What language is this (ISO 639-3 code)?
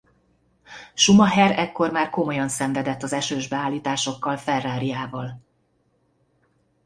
hun